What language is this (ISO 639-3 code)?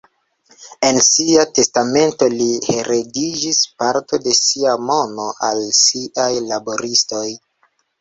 epo